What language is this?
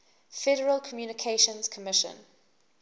English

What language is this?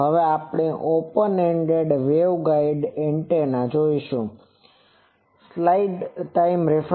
Gujarati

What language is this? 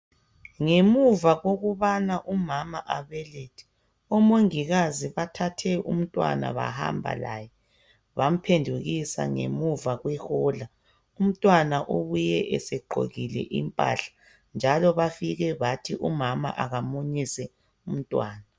North Ndebele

